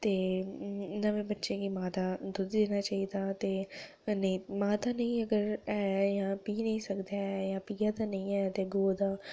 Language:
Dogri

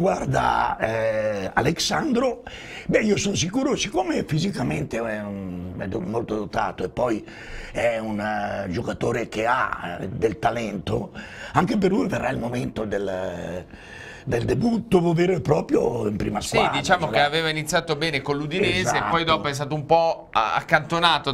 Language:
Italian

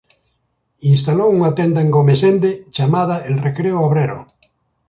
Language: Galician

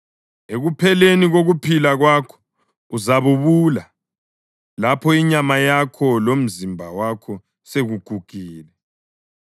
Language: North Ndebele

